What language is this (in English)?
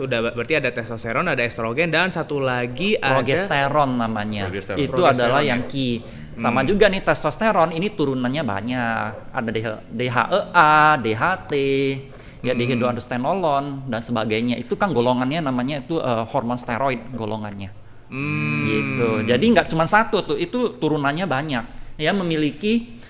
Indonesian